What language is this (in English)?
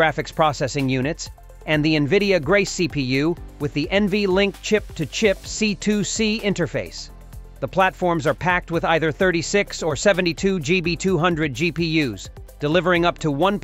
English